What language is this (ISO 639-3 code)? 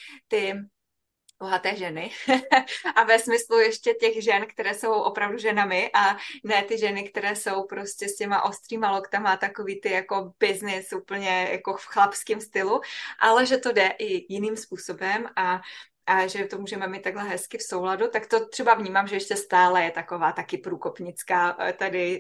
ces